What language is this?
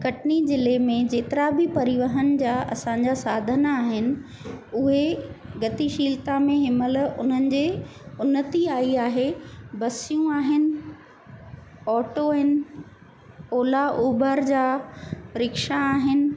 Sindhi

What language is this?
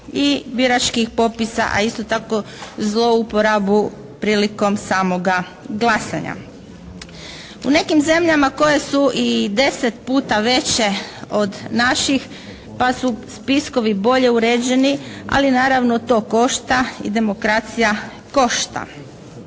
Croatian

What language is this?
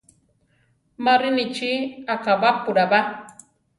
Central Tarahumara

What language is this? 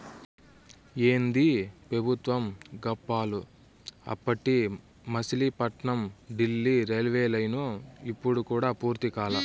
Telugu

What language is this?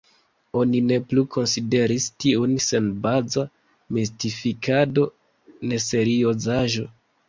Esperanto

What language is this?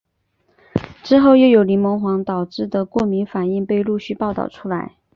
Chinese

